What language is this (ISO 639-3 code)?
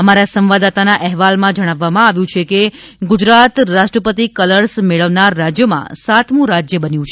guj